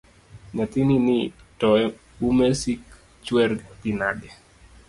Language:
Luo (Kenya and Tanzania)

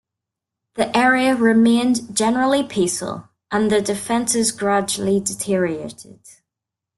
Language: English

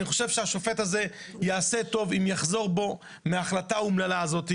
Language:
Hebrew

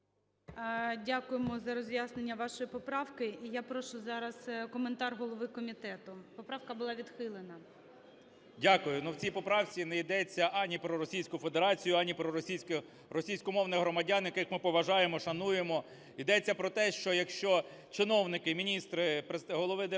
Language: Ukrainian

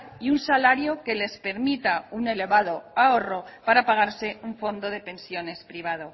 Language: Spanish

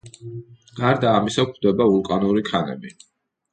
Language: Georgian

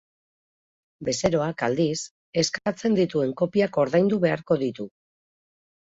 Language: Basque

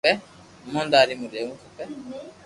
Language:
Loarki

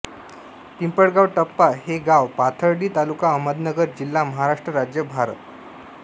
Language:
Marathi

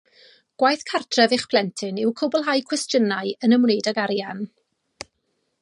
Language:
Welsh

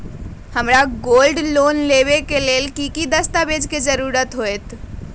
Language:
Magahi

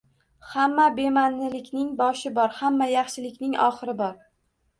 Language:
Uzbek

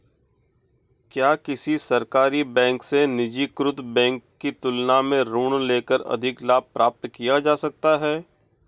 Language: Hindi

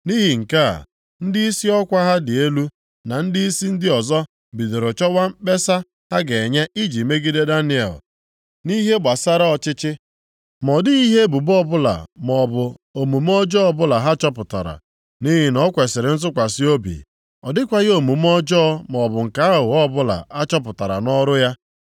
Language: Igbo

